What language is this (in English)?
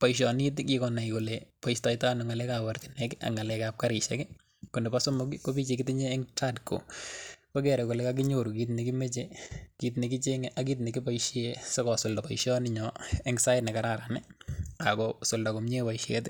Kalenjin